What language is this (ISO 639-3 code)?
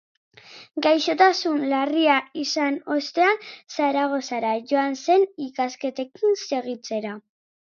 eus